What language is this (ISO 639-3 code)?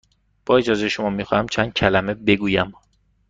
fas